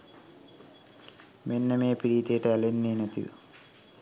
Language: Sinhala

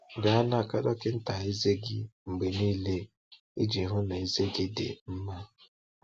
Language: Igbo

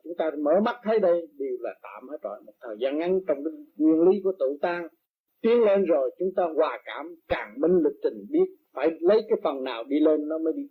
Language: Vietnamese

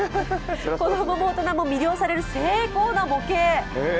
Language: Japanese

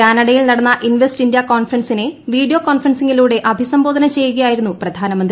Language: Malayalam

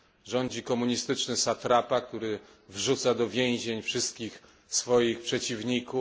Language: Polish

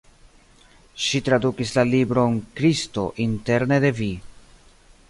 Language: Esperanto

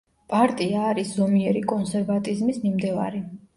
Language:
Georgian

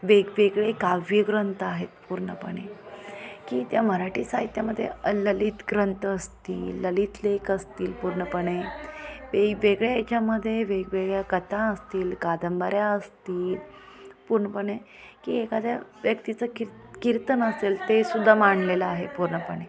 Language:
Marathi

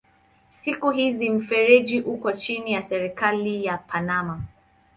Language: Swahili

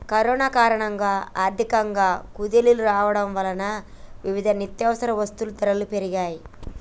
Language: Telugu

